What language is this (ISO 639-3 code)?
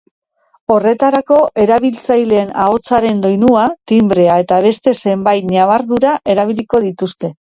eus